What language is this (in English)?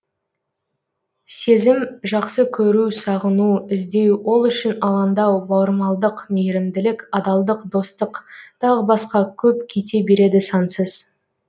Kazakh